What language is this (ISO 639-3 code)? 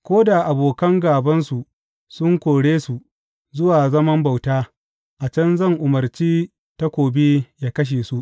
hau